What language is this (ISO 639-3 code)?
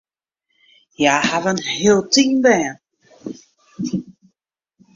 fry